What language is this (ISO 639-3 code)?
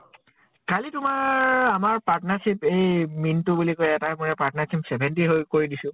asm